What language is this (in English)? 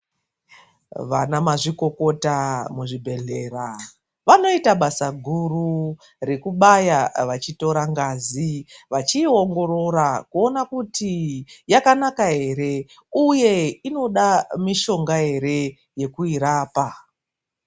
Ndau